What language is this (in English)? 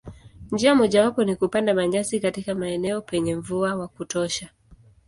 Swahili